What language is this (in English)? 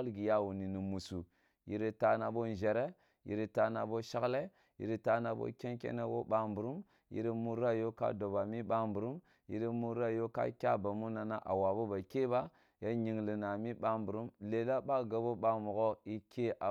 Kulung (Nigeria)